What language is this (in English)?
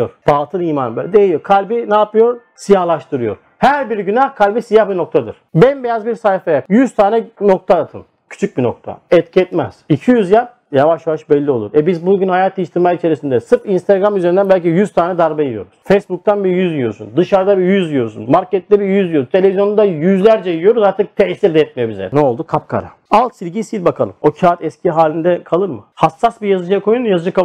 Turkish